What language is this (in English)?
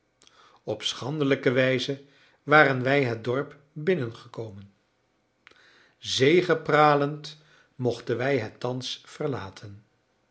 Dutch